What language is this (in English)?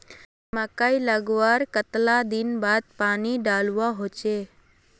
Magahi